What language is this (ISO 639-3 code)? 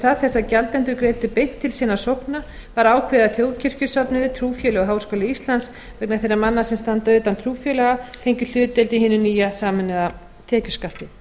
isl